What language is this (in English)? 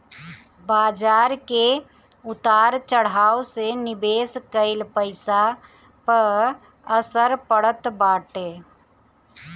Bhojpuri